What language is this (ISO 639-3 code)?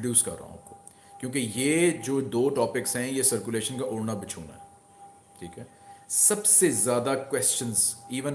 hin